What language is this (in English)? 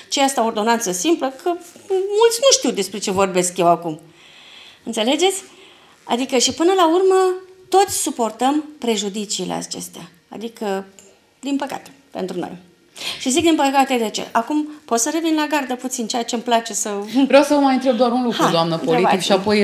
Romanian